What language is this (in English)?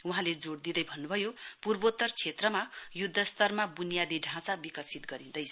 Nepali